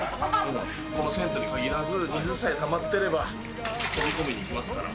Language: Japanese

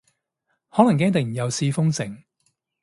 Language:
Cantonese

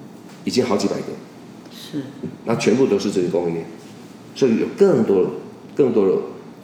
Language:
Chinese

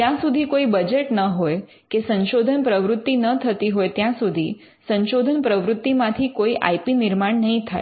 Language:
Gujarati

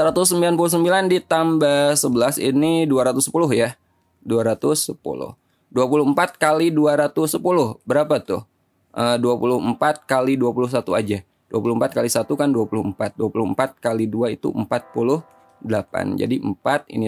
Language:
Indonesian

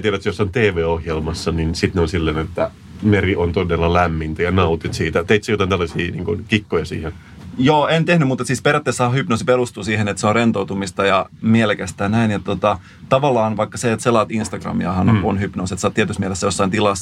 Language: Finnish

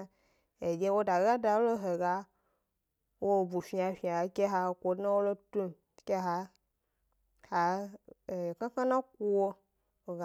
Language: Gbari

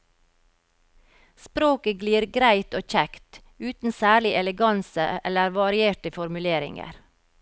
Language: Norwegian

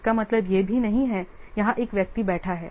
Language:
Hindi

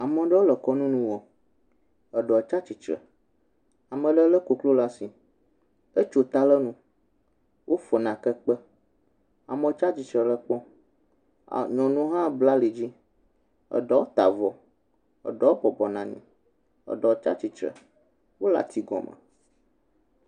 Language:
Ewe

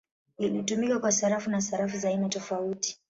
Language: Swahili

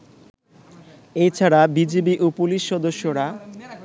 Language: Bangla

